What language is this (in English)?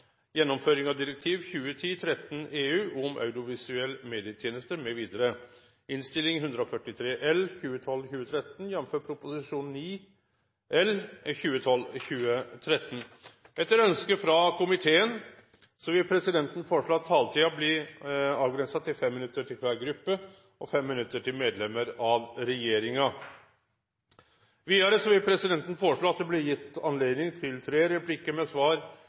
Norwegian